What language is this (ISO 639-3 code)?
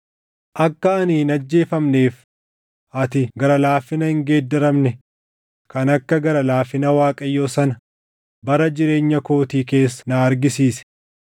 orm